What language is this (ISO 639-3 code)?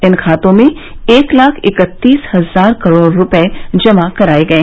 hin